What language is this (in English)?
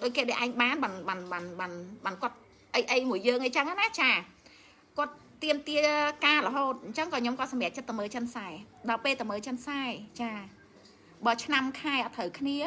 Vietnamese